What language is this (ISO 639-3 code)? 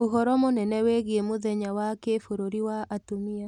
kik